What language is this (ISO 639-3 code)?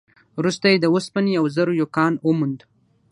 pus